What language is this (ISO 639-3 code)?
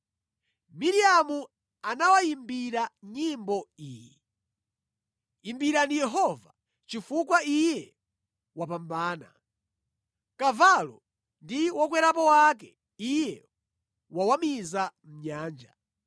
nya